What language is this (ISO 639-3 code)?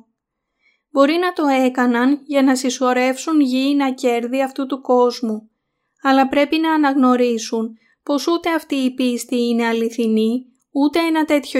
ell